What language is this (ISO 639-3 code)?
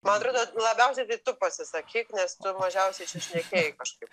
lit